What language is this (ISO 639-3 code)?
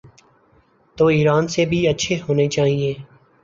urd